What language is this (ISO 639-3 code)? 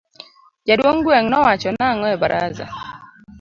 luo